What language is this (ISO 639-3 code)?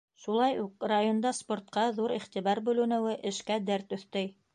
bak